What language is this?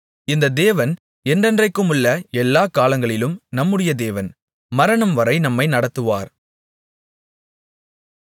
Tamil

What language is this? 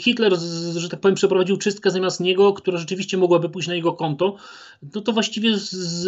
Polish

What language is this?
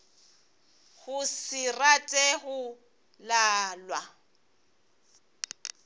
Northern Sotho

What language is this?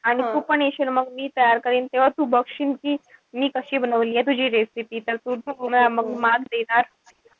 Marathi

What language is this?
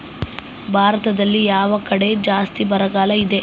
Kannada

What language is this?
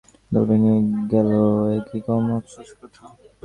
Bangla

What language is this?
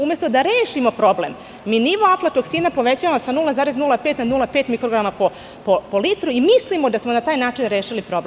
Serbian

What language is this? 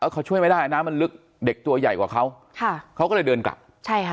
Thai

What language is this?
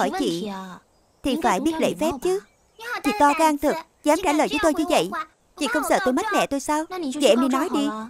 Vietnamese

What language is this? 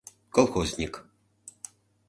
Mari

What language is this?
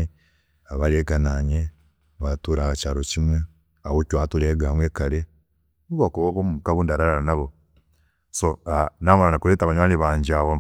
Chiga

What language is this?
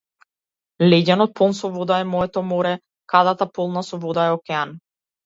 Macedonian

